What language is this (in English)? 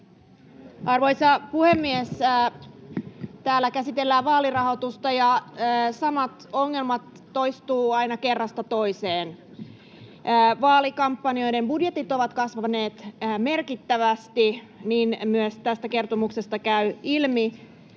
Finnish